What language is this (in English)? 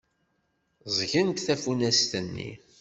Kabyle